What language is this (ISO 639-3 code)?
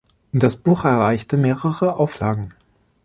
deu